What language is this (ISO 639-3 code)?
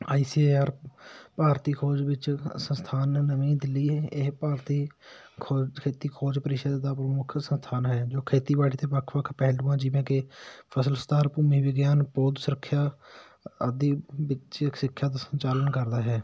pan